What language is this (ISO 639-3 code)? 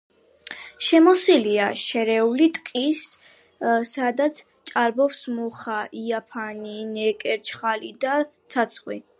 kat